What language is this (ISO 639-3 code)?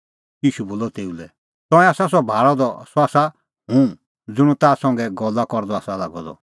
kfx